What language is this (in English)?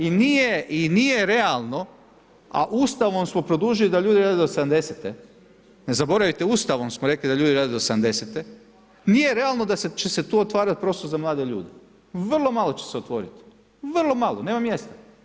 Croatian